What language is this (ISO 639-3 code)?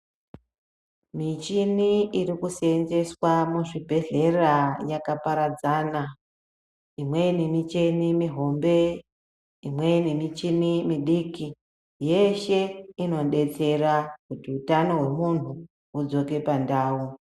ndc